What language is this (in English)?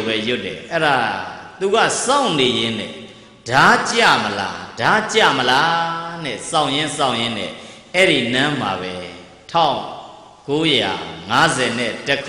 Indonesian